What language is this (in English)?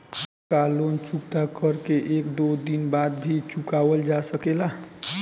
Bhojpuri